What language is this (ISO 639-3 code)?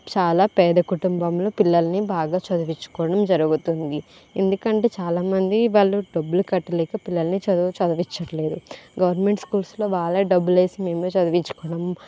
tel